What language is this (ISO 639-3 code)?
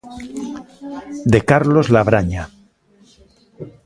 glg